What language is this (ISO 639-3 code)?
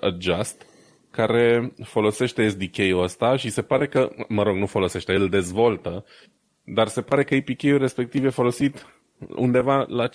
ron